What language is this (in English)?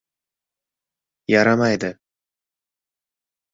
Uzbek